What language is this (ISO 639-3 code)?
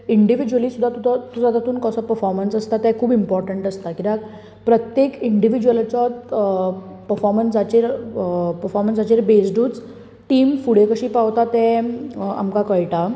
kok